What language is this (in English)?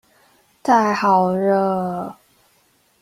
Chinese